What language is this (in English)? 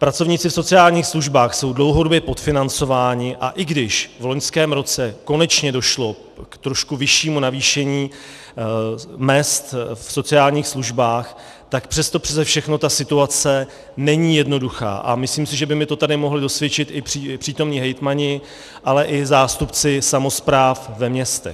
Czech